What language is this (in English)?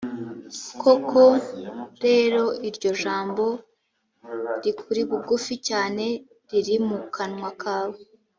Kinyarwanda